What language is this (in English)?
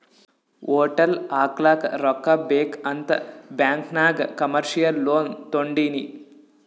Kannada